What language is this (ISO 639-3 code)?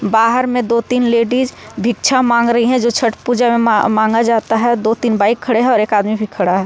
hin